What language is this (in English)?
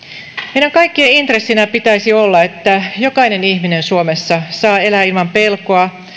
Finnish